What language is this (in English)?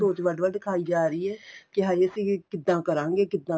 Punjabi